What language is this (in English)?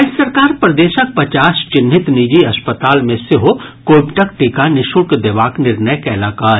Maithili